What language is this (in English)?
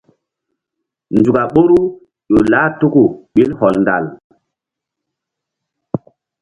Mbum